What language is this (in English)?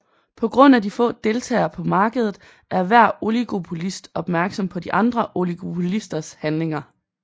Danish